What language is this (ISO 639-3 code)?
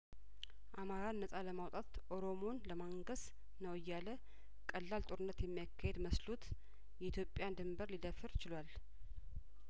amh